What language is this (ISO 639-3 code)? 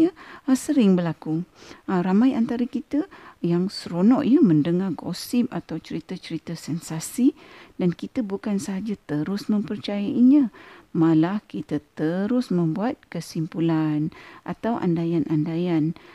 msa